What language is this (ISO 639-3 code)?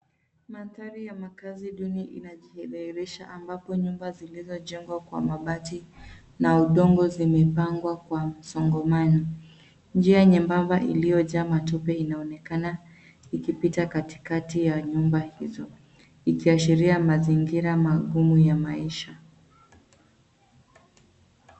swa